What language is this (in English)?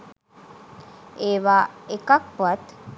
Sinhala